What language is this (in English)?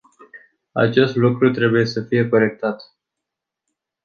Romanian